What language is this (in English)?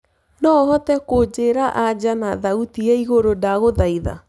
Kikuyu